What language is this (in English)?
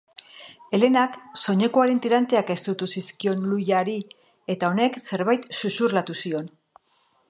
Basque